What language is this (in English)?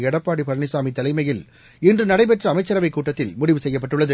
Tamil